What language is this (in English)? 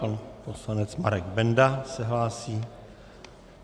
Czech